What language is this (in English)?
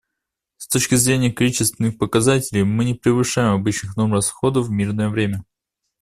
Russian